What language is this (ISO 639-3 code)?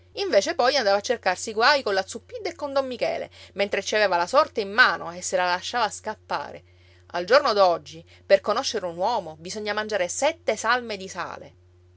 ita